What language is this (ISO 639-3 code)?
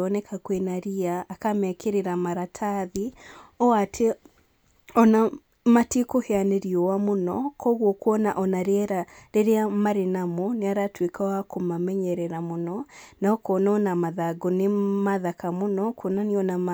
kik